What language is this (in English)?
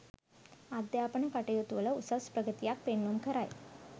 Sinhala